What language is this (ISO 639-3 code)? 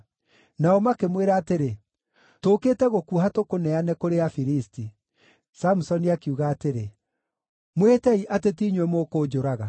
kik